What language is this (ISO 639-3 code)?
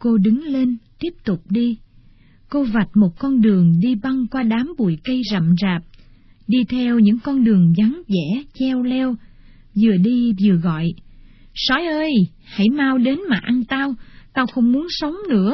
vie